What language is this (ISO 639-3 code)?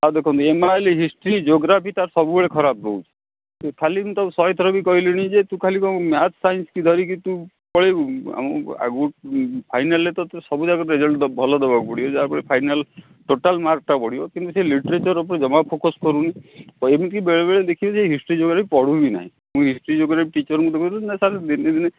ori